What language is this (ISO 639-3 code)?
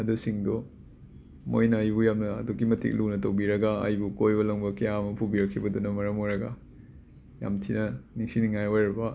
mni